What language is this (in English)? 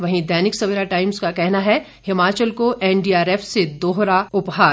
Hindi